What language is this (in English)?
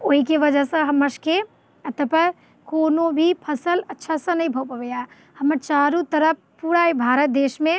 Maithili